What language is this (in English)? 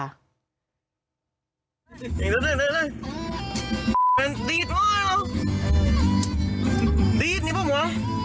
Thai